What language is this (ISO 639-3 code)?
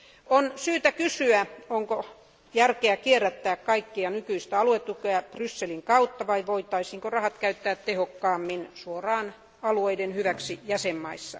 fin